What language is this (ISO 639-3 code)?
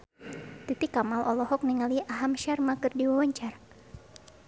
sun